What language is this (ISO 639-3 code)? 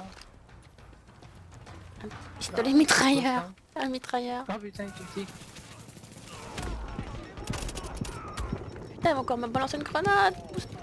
fra